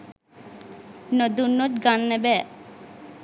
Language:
Sinhala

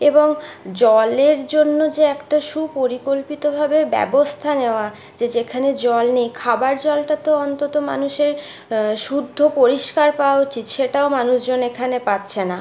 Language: Bangla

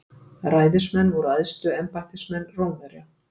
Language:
Icelandic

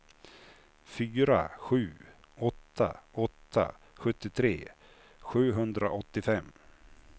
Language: Swedish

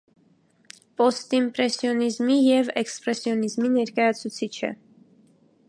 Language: Armenian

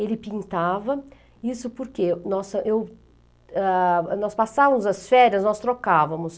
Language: Portuguese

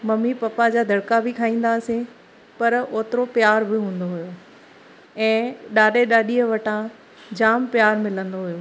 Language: Sindhi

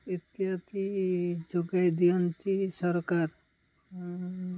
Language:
Odia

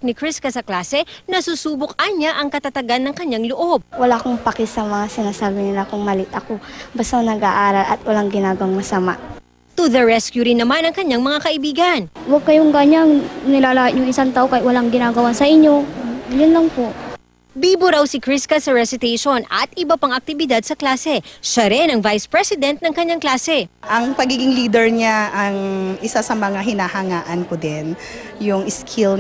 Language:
Filipino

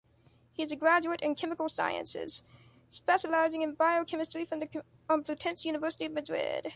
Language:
English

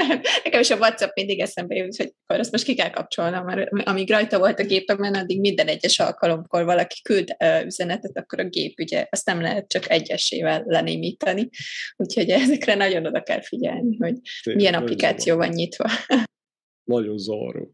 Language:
Hungarian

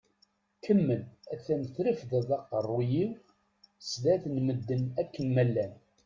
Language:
Kabyle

